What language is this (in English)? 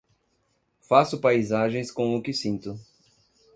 Portuguese